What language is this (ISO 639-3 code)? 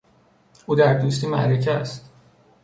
fas